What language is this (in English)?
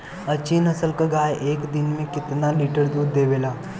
Bhojpuri